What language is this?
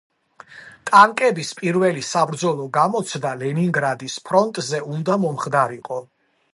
Georgian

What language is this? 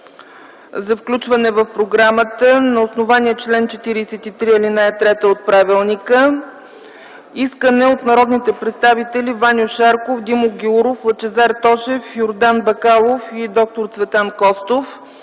Bulgarian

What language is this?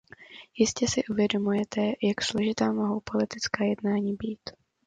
Czech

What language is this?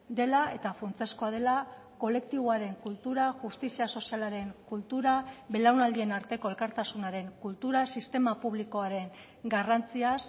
Basque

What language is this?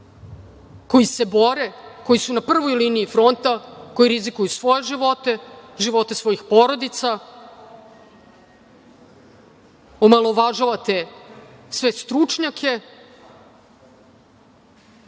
Serbian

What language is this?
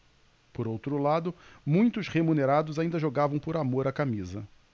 Portuguese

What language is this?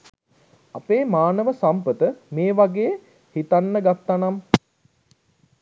Sinhala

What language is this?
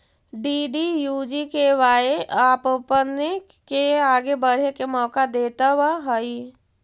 Magahi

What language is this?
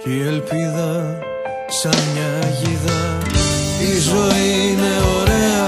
Greek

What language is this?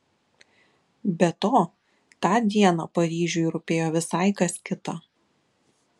Lithuanian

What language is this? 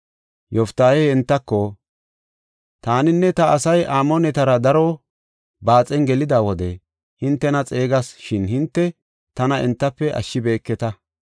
Gofa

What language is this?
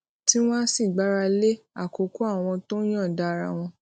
Yoruba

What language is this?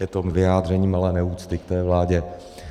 Czech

